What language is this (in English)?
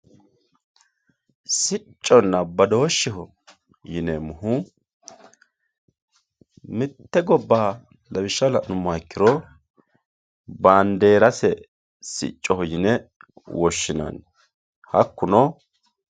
Sidamo